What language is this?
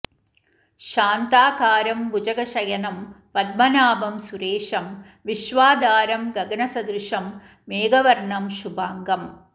Sanskrit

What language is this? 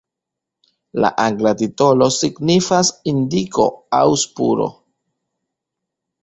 Esperanto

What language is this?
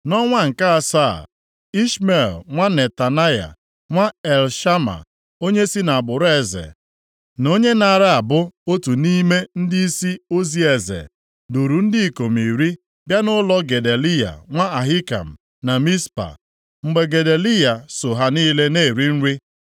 Igbo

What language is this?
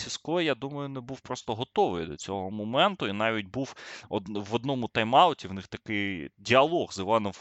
Ukrainian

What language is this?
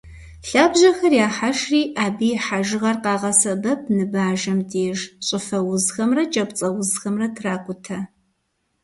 Kabardian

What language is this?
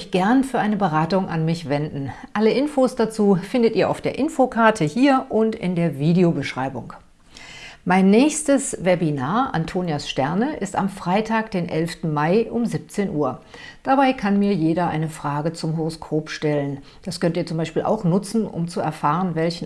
German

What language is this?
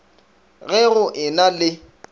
Northern Sotho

